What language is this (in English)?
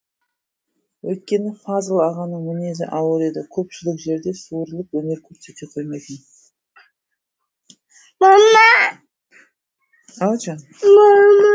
Kazakh